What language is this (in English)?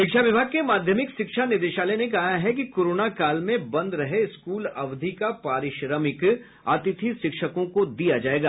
Hindi